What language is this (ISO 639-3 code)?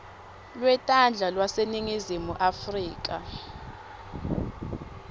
ssw